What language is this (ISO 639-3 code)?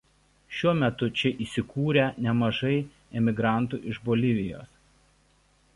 lit